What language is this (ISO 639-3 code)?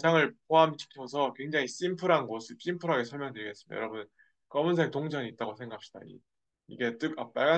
kor